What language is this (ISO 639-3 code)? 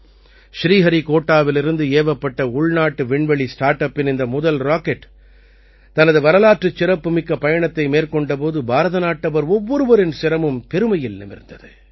tam